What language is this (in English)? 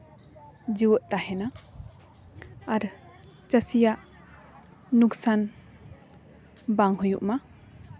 Santali